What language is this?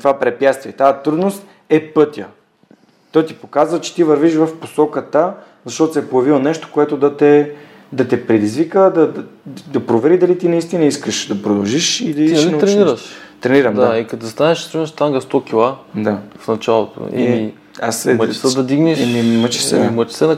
Bulgarian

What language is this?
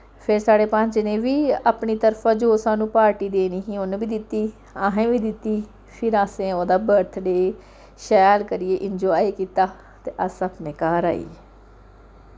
Dogri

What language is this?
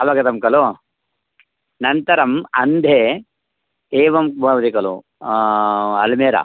Sanskrit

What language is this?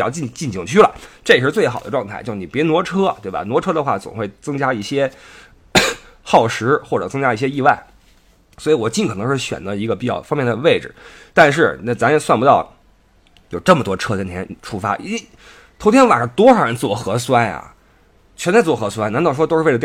Chinese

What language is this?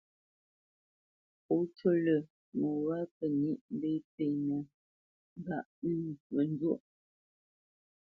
Bamenyam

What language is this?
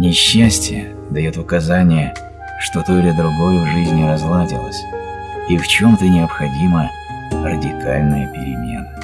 Russian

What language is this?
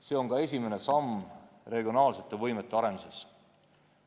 Estonian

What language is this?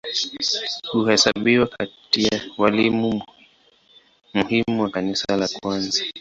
Swahili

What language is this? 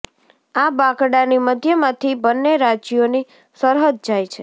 Gujarati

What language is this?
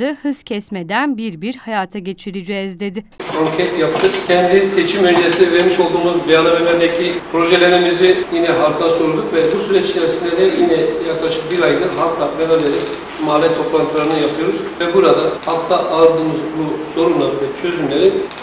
Turkish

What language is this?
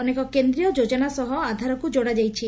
Odia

